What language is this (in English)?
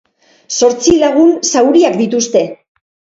Basque